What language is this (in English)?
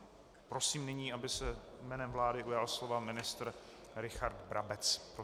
Czech